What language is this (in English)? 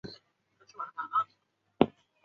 Chinese